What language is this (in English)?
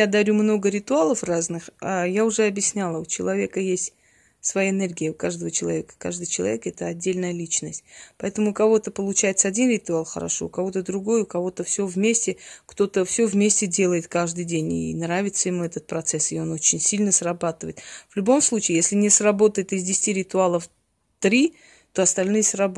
Russian